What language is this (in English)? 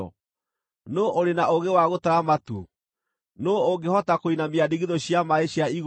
Kikuyu